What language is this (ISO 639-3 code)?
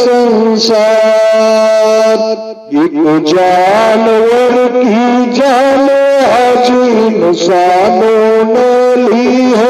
hin